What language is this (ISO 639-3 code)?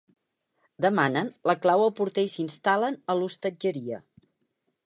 cat